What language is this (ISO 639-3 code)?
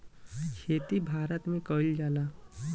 bho